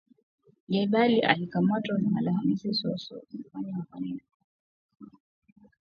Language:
Swahili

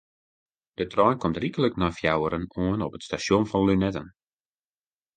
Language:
Western Frisian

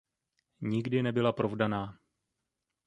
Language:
Czech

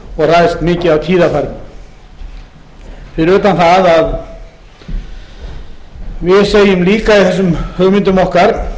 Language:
Icelandic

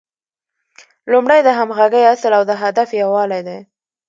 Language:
Pashto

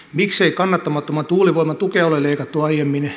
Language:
Finnish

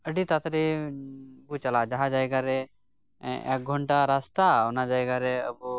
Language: Santali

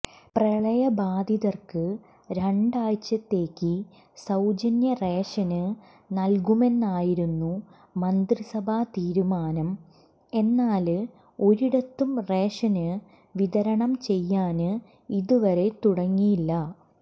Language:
Malayalam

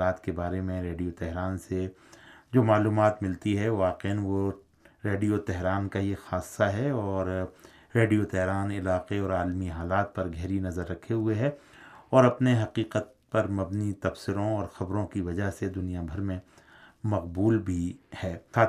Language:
Urdu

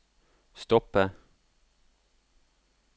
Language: Norwegian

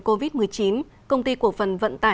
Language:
Vietnamese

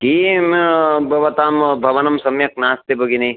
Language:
Sanskrit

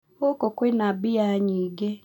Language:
Kikuyu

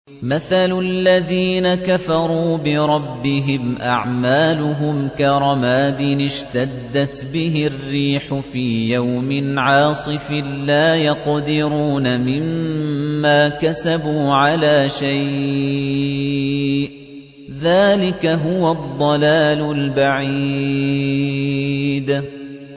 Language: Arabic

